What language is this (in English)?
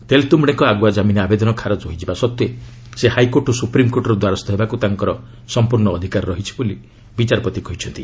Odia